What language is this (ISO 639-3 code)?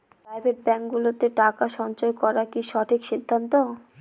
ben